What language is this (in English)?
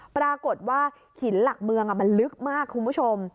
Thai